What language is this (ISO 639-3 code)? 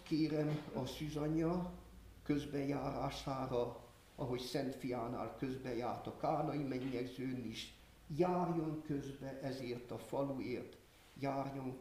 hun